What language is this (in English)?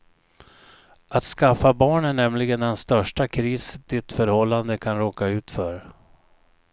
Swedish